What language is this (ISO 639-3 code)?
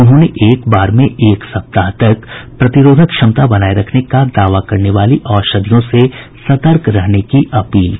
hin